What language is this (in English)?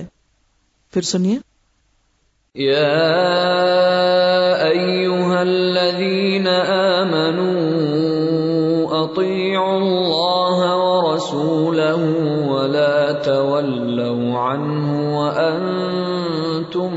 Urdu